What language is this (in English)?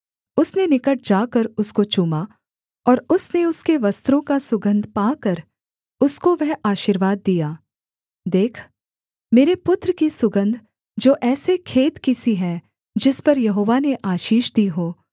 Hindi